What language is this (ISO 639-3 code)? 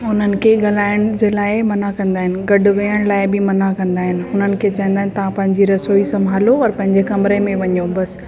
snd